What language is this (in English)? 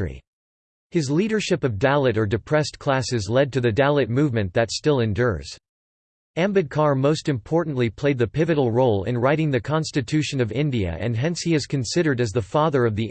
English